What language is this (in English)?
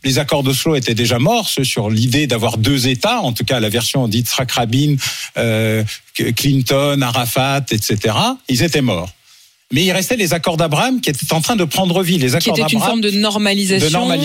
French